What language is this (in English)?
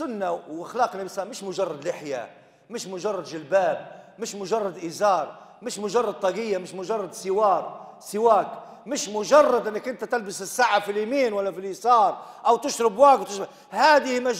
Arabic